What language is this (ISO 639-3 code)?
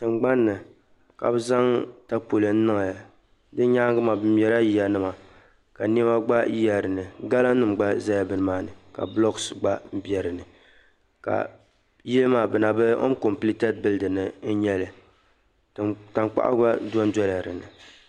dag